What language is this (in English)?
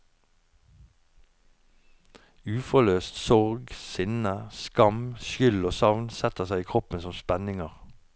Norwegian